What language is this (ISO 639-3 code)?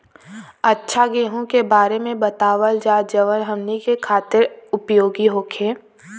bho